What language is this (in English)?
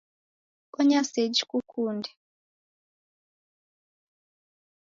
Taita